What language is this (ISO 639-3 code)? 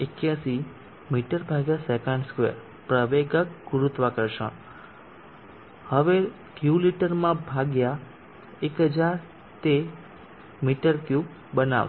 guj